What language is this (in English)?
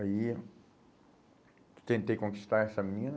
Portuguese